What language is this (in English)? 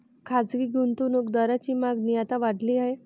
Marathi